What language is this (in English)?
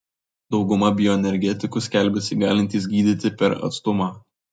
Lithuanian